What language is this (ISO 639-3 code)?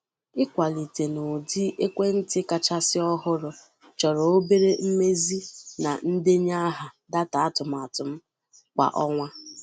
ibo